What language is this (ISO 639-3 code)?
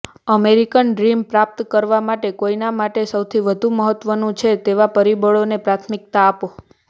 guj